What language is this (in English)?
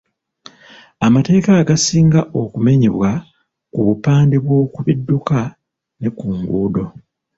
Ganda